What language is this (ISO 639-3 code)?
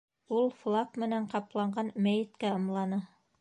bak